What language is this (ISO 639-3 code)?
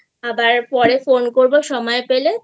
ben